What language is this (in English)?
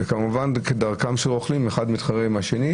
Hebrew